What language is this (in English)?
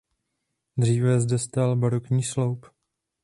Czech